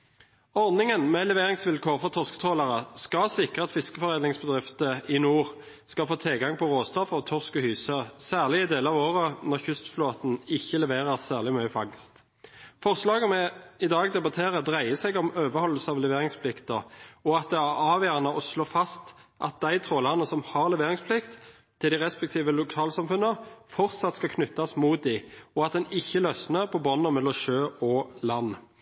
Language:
Norwegian Nynorsk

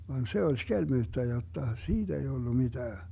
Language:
Finnish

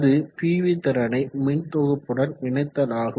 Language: Tamil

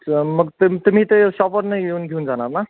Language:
Marathi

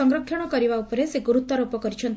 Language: Odia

